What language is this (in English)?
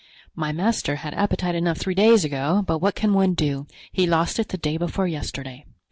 English